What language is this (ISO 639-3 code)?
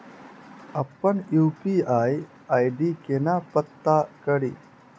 mai